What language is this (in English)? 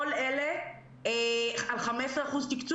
Hebrew